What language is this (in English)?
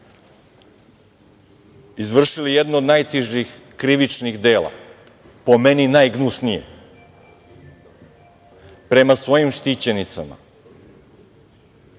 Serbian